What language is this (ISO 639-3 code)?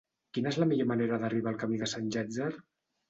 cat